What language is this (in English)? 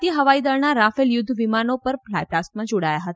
Gujarati